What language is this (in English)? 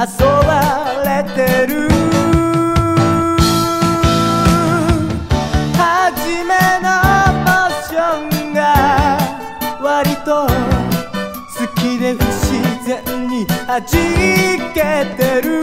Korean